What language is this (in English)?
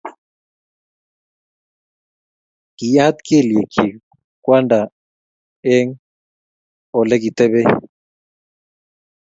Kalenjin